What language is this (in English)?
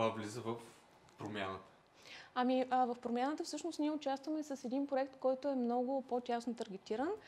Bulgarian